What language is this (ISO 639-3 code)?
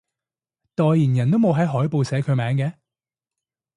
yue